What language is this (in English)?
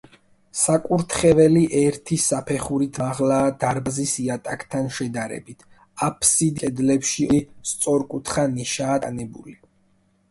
Georgian